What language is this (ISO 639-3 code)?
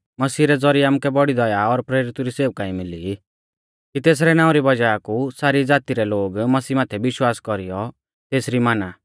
bfz